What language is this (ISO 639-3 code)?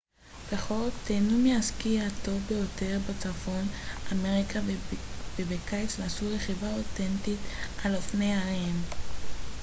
heb